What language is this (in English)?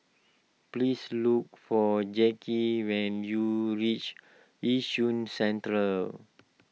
English